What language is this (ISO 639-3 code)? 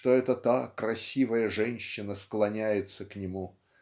rus